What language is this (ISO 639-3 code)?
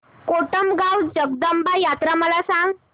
mar